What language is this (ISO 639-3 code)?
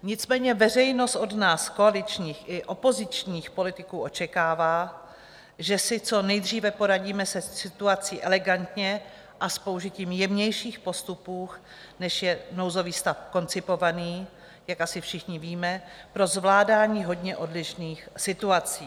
ces